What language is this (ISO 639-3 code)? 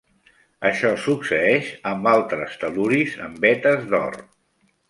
cat